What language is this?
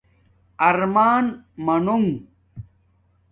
Domaaki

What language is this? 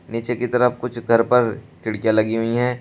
Hindi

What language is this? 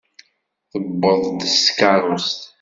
Kabyle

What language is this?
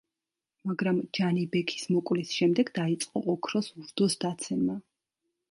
Georgian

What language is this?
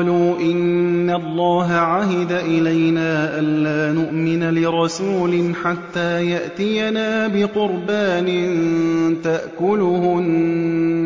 Arabic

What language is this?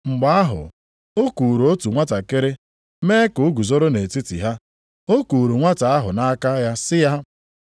Igbo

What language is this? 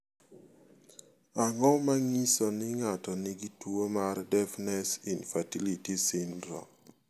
Luo (Kenya and Tanzania)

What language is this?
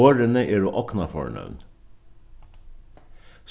Faroese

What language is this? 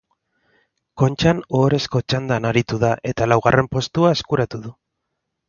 Basque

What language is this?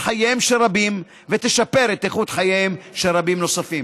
Hebrew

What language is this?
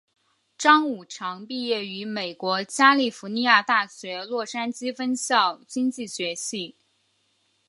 Chinese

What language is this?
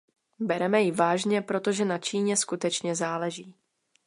Czech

